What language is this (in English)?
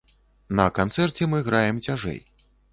Belarusian